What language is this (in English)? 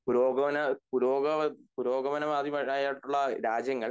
Malayalam